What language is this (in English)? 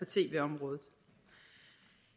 Danish